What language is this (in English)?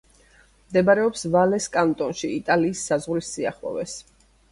Georgian